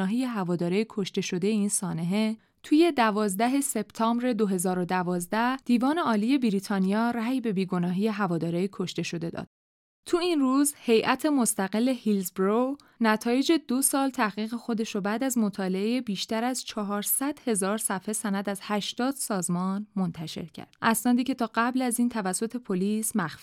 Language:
Persian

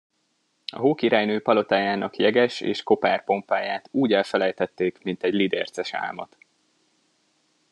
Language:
Hungarian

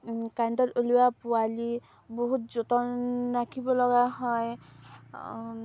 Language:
Assamese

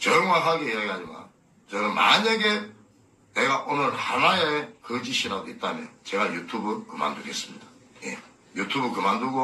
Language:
Korean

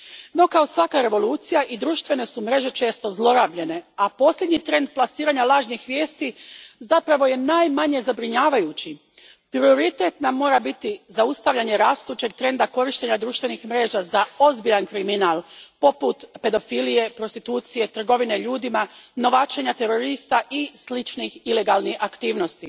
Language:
Croatian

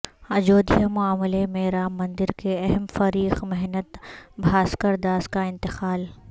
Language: Urdu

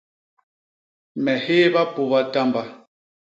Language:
Basaa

